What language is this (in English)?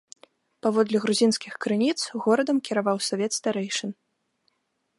Belarusian